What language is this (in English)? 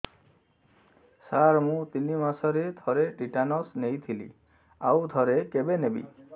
Odia